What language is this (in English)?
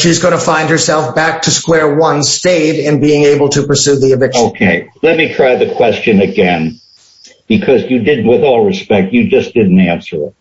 English